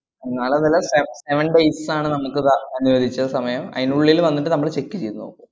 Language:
Malayalam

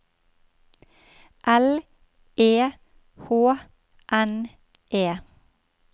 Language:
Norwegian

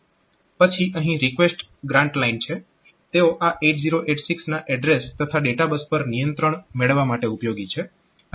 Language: Gujarati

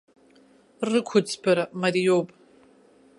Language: Abkhazian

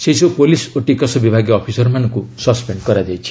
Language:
Odia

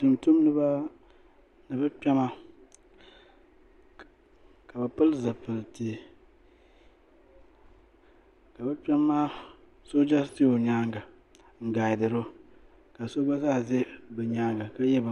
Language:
Dagbani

